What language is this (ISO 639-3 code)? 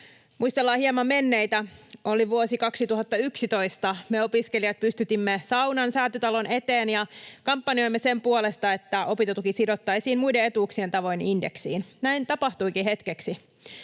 fin